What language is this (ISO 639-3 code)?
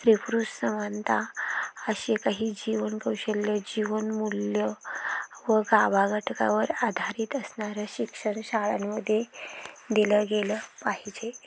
mar